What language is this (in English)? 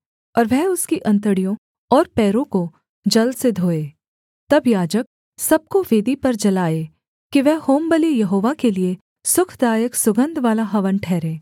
Hindi